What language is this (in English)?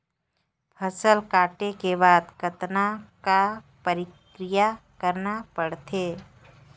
Chhattisgarhi